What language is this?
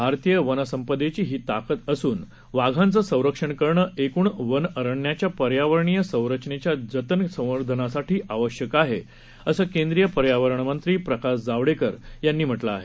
Marathi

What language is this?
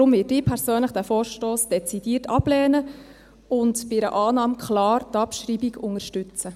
Swiss German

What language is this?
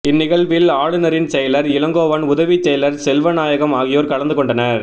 Tamil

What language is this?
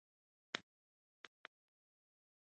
Pashto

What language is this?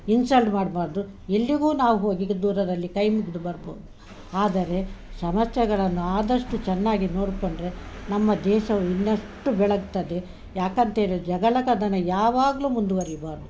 Kannada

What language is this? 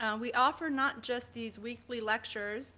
English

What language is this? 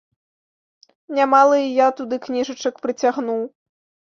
Belarusian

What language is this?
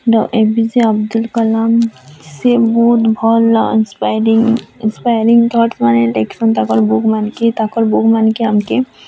Odia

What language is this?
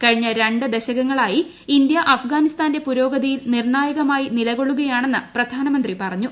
Malayalam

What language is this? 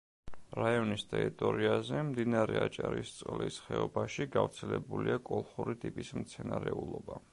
Georgian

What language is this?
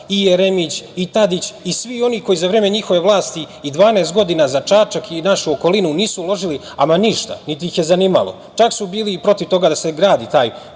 Serbian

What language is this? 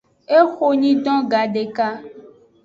Aja (Benin)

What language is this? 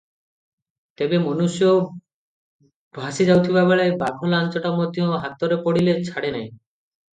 Odia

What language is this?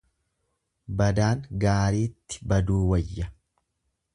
Oromo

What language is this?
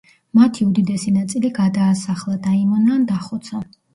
Georgian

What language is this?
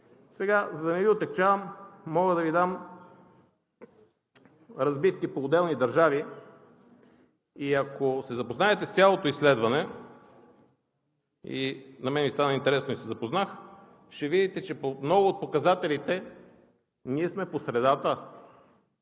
Bulgarian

